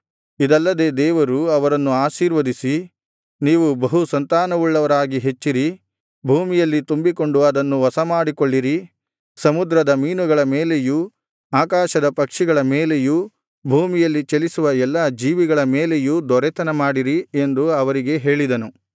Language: Kannada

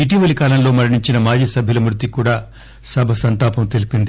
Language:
Telugu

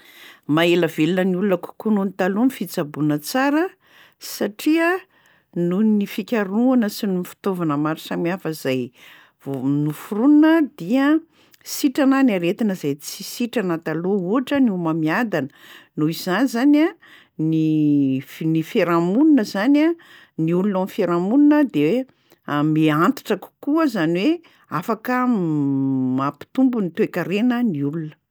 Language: Malagasy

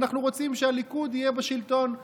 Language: Hebrew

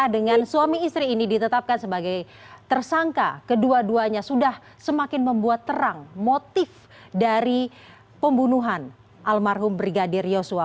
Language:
Indonesian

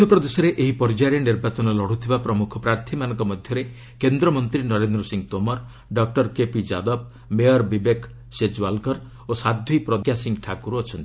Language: Odia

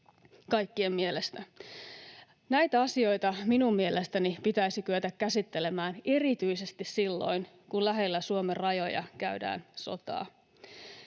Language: Finnish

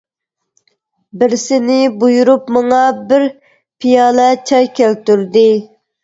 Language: Uyghur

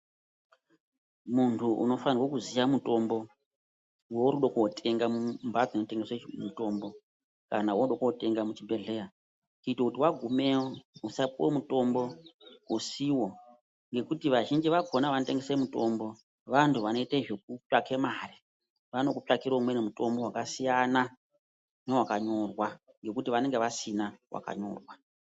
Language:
Ndau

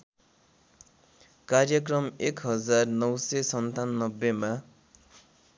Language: Nepali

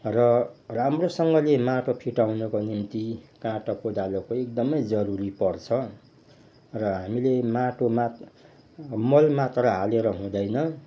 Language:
Nepali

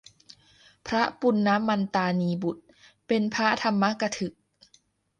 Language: Thai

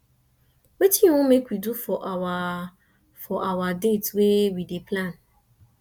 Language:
Nigerian Pidgin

